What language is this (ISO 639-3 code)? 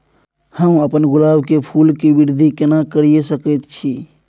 mai